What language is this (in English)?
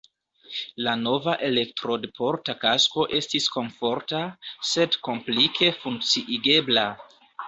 Esperanto